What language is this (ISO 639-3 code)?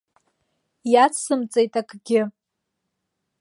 abk